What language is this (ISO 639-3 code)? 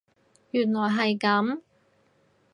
yue